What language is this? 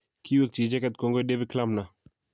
Kalenjin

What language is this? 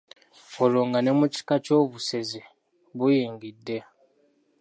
Ganda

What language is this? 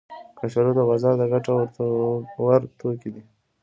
Pashto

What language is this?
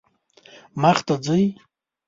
Pashto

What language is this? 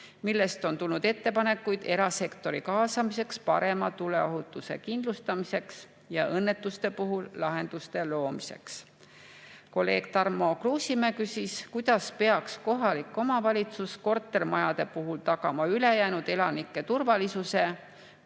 Estonian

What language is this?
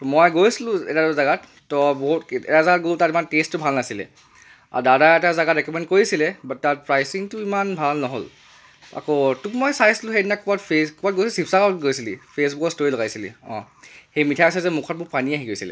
Assamese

